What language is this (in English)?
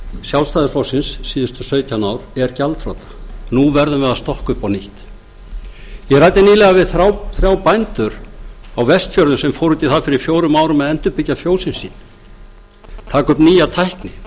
Icelandic